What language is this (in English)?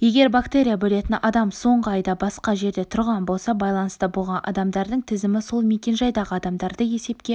Kazakh